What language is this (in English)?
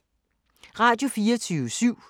Danish